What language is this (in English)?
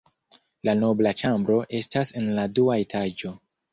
Esperanto